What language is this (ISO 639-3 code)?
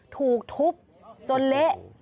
tha